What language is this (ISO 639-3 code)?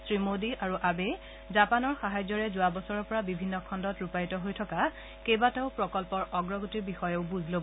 asm